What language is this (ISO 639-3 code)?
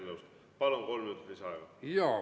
est